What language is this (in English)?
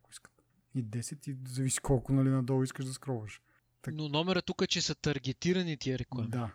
Bulgarian